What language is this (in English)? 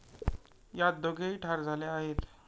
Marathi